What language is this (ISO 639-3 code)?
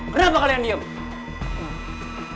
ind